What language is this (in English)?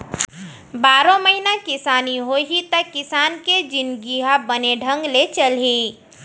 Chhattisgarhi